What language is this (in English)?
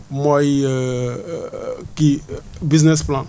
Wolof